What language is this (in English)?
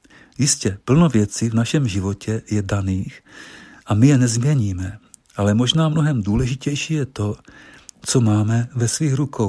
Czech